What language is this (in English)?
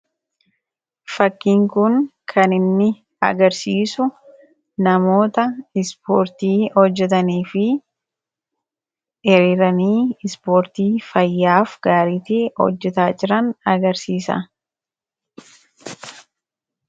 Oromo